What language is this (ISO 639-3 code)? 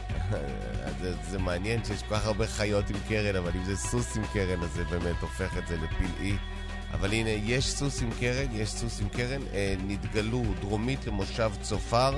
heb